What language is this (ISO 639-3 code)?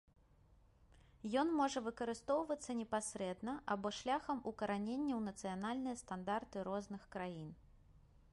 bel